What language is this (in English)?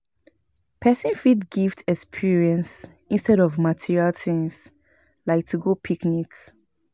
Nigerian Pidgin